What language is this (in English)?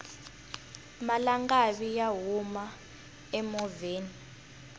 Tsonga